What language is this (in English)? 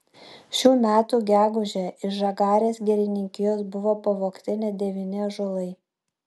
Lithuanian